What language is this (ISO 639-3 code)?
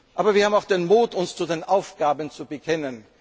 deu